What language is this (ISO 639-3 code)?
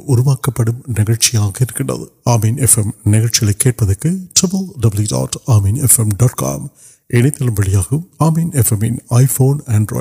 urd